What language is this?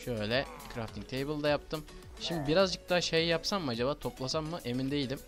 Turkish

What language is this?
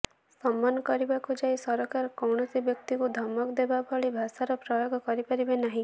Odia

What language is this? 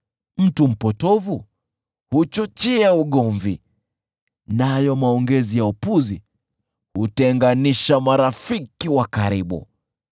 Swahili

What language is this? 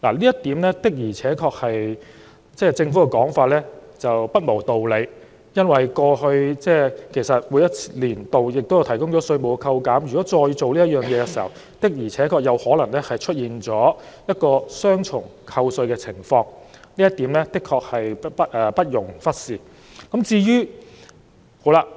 Cantonese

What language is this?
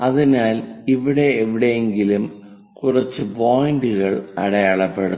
Malayalam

